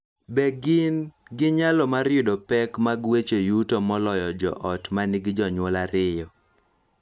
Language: Luo (Kenya and Tanzania)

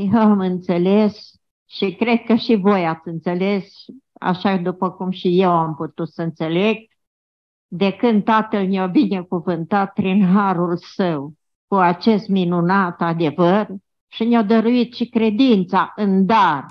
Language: Romanian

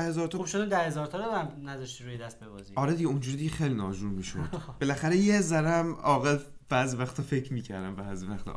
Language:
Persian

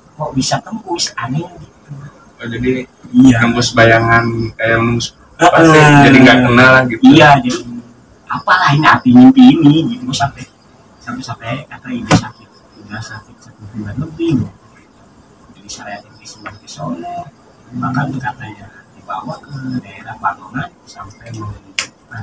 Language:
Indonesian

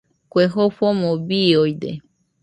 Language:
Nüpode Huitoto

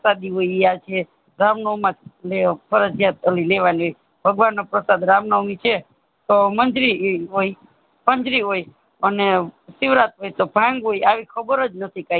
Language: Gujarati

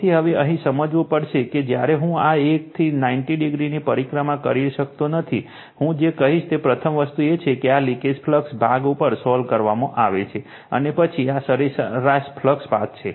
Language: Gujarati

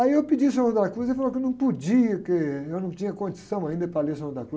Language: Portuguese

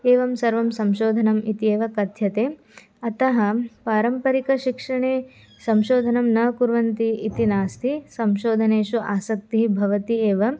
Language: Sanskrit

